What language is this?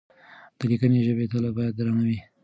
Pashto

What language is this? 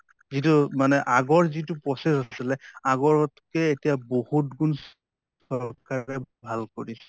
Assamese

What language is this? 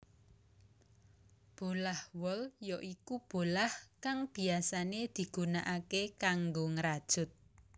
Javanese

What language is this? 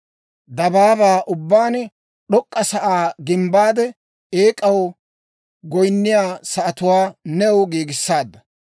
Dawro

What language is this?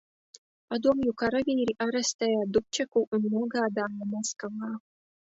Latvian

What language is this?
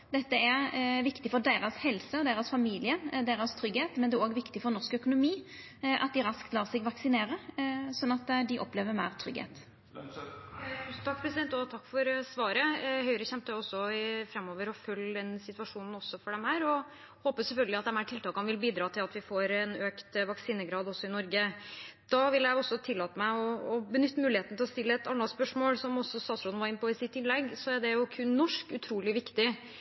Norwegian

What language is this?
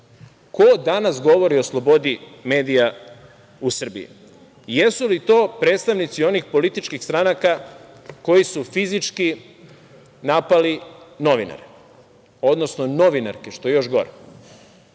Serbian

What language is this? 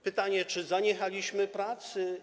Polish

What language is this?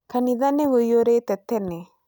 Kikuyu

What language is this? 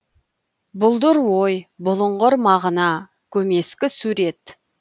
Kazakh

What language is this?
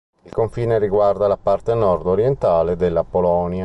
Italian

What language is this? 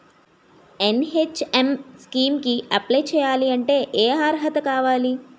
Telugu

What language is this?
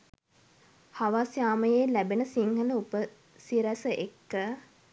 Sinhala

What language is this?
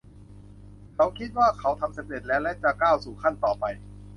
Thai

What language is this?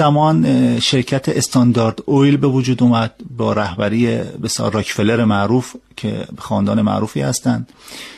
Persian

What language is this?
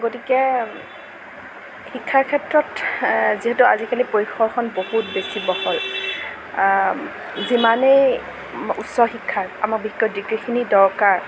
Assamese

